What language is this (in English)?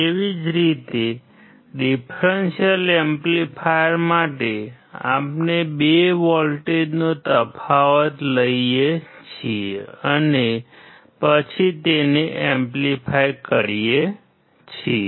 Gujarati